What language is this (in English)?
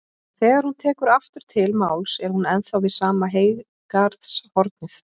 Icelandic